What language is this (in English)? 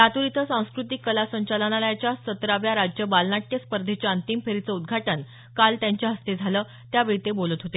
Marathi